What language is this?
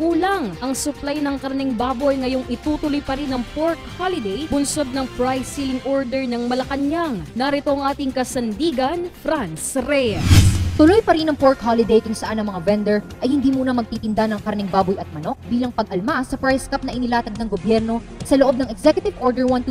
Filipino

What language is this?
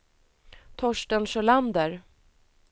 Swedish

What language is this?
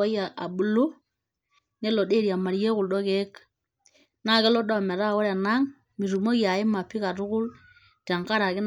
Masai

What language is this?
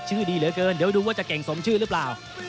Thai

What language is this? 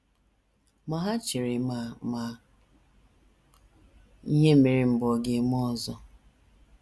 Igbo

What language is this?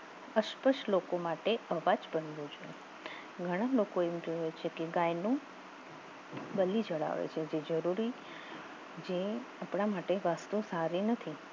Gujarati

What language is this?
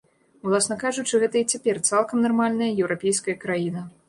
Belarusian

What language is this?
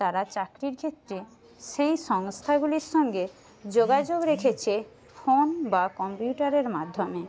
Bangla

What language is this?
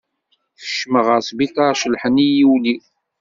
Kabyle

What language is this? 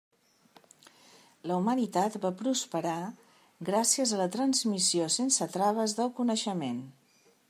Catalan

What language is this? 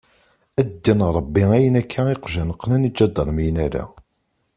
Kabyle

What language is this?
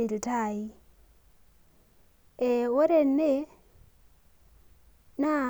Masai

